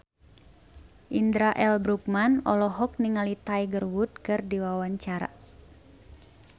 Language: Sundanese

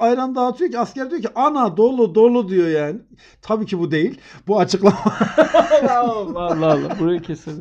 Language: Turkish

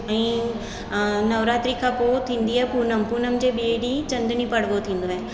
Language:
Sindhi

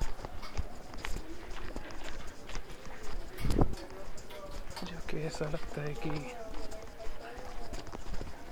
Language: Marathi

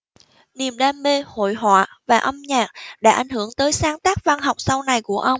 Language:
Vietnamese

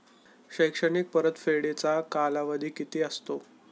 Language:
Marathi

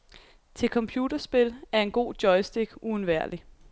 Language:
Danish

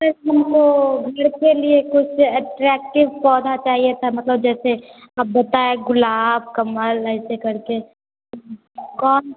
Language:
Hindi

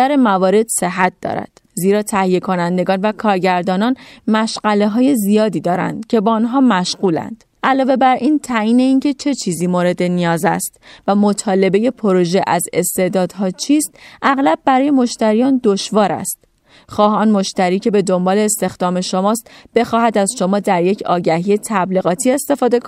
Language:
Persian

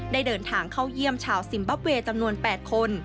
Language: Thai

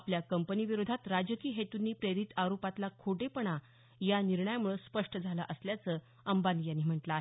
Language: Marathi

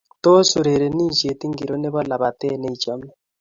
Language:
Kalenjin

